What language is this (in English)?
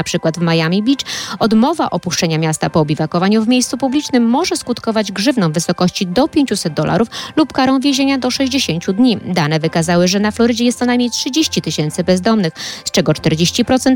Polish